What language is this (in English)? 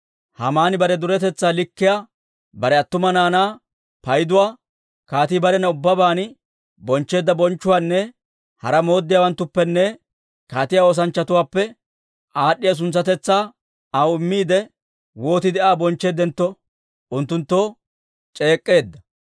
Dawro